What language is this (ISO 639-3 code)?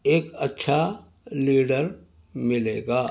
urd